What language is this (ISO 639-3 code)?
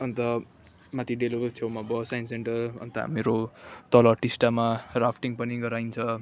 nep